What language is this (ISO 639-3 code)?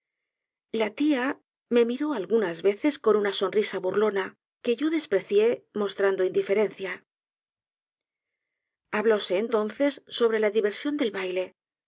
spa